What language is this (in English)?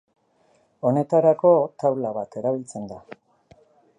Basque